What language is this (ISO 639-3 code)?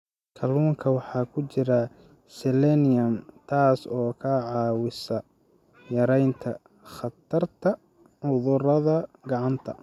som